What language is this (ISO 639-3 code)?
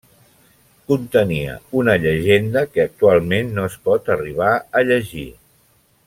cat